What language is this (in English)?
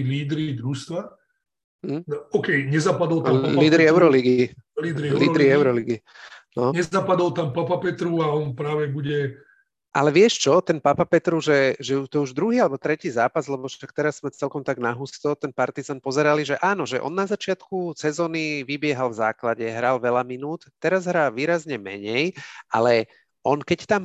Slovak